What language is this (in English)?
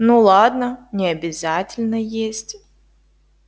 Russian